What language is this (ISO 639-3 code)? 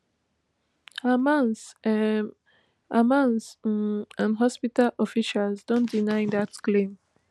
pcm